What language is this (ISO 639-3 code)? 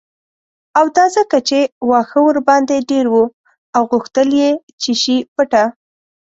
pus